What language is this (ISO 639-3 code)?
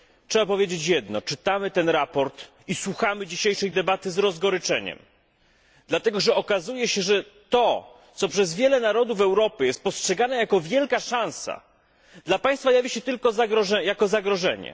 pol